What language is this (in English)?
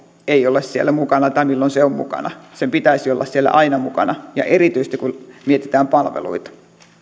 Finnish